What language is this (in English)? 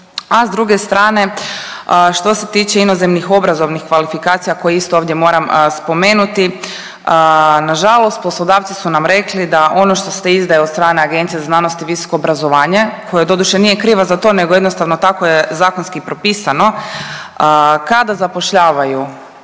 Croatian